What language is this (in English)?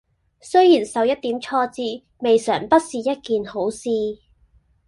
Cantonese